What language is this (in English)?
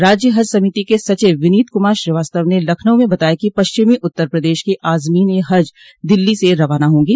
Hindi